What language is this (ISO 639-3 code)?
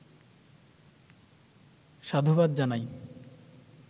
ben